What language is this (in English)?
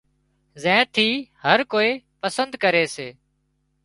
Wadiyara Koli